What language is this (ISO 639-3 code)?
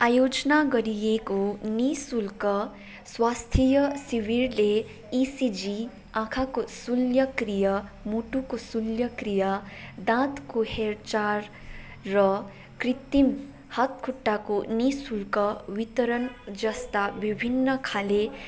nep